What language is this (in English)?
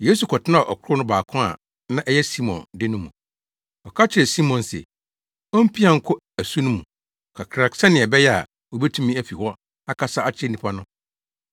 Akan